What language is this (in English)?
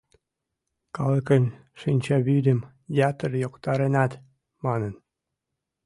Mari